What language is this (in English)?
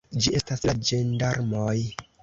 Esperanto